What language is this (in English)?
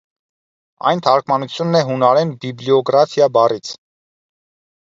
Armenian